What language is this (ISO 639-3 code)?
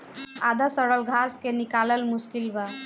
bho